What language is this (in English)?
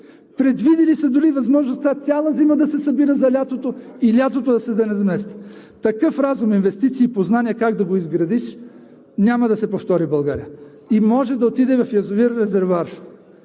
Bulgarian